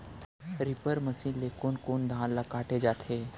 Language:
Chhattisgarhi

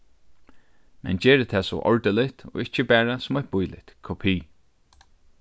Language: Faroese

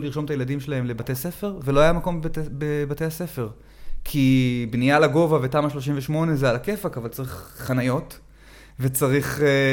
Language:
Hebrew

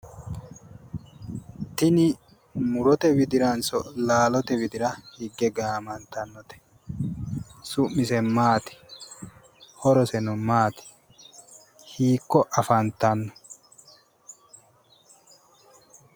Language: Sidamo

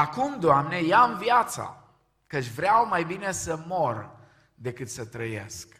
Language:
Romanian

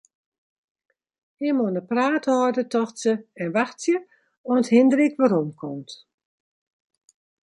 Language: Western Frisian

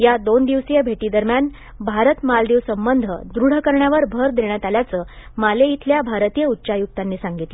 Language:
Marathi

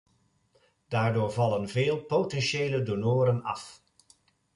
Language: Dutch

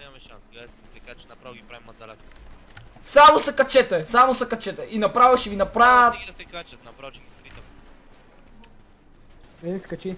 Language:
Bulgarian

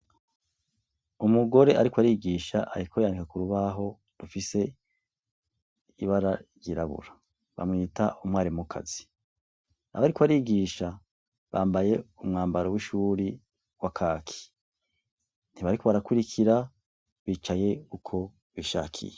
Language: Rundi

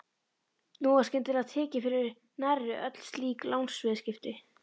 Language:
Icelandic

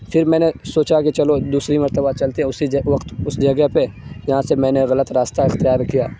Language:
Urdu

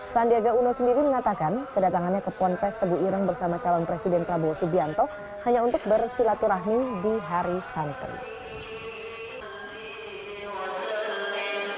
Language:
Indonesian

